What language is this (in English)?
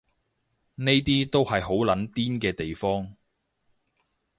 Cantonese